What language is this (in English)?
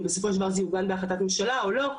Hebrew